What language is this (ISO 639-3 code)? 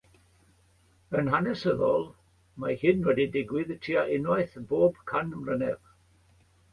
cym